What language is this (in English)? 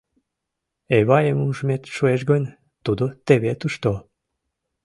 Mari